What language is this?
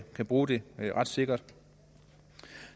Danish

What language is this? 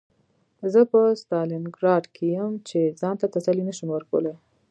Pashto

